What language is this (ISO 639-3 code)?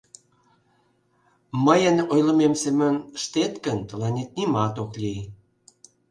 chm